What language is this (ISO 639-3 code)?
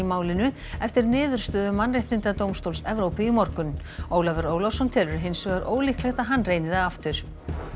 isl